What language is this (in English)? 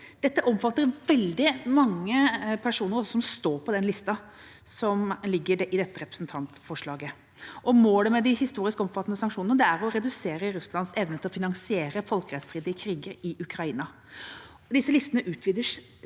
Norwegian